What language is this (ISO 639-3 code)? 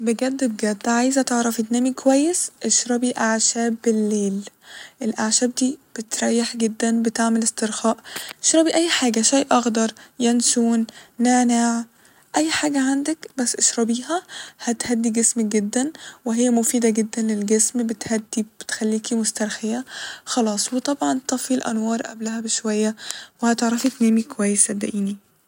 arz